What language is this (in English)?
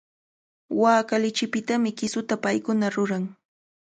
Cajatambo North Lima Quechua